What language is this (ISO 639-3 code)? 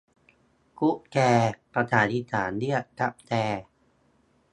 tha